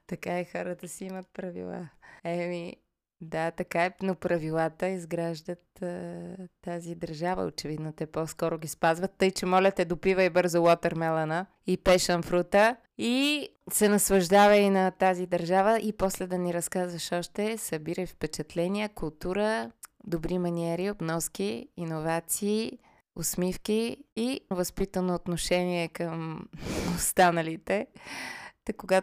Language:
Bulgarian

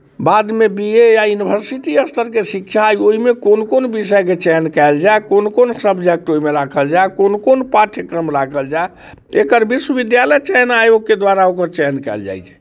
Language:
Maithili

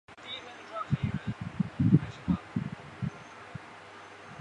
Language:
Chinese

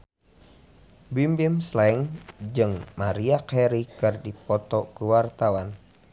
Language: Sundanese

